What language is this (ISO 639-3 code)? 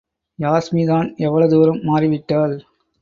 tam